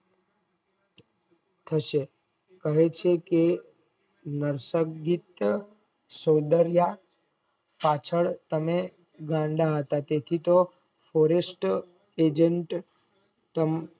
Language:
Gujarati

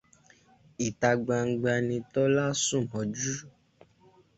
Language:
Yoruba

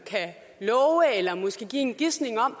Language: Danish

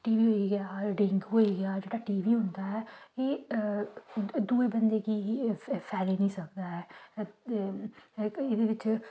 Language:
Dogri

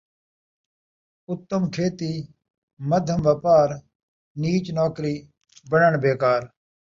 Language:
Saraiki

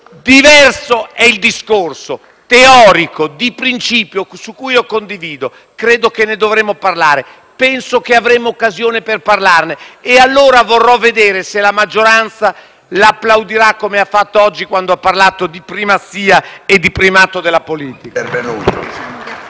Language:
Italian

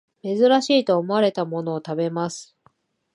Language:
Japanese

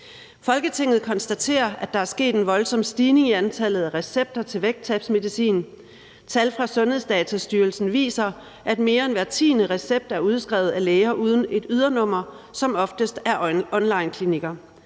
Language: Danish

